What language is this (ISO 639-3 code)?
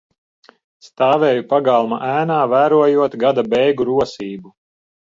lav